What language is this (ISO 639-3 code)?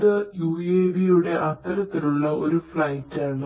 mal